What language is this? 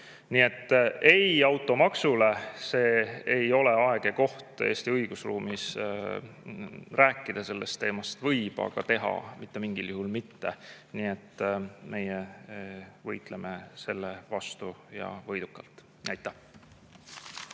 Estonian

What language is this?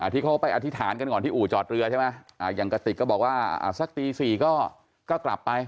Thai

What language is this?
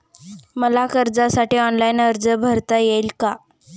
Marathi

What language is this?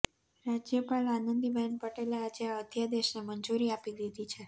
Gujarati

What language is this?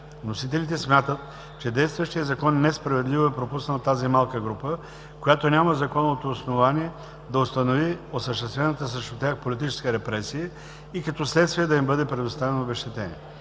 Bulgarian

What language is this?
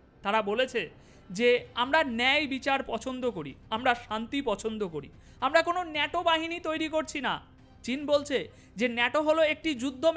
Bangla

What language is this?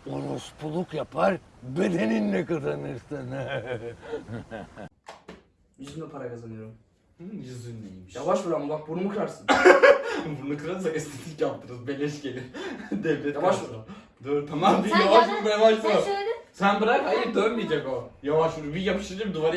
Turkish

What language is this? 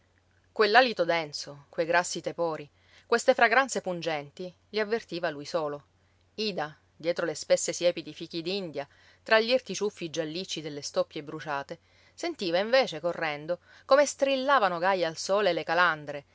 Italian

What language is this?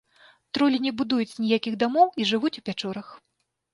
Belarusian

